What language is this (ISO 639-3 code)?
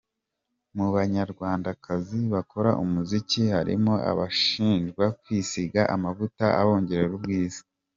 kin